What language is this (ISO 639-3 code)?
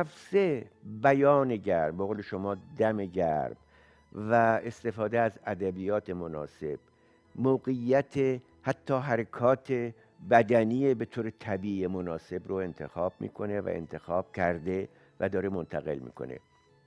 fas